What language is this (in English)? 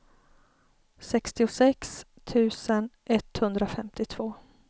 Swedish